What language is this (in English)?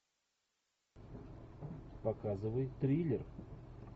Russian